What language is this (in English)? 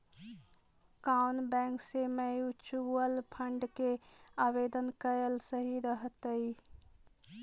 Magahi